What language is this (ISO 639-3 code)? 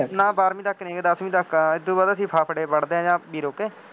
pan